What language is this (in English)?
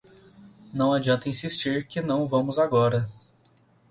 Portuguese